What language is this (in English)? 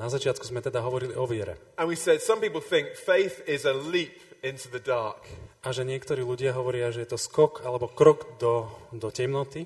Slovak